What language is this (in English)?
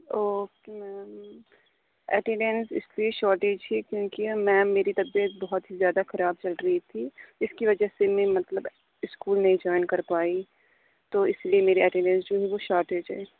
Urdu